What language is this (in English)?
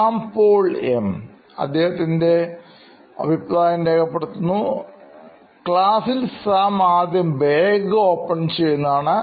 Malayalam